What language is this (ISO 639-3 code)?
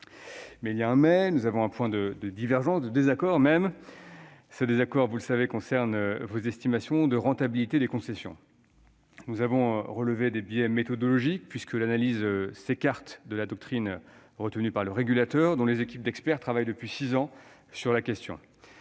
fra